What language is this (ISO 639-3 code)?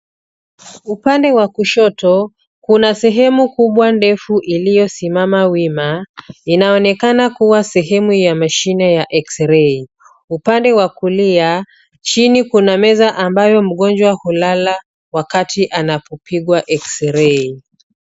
swa